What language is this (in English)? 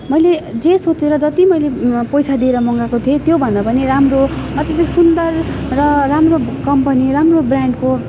Nepali